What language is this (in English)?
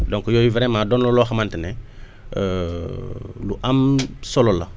Wolof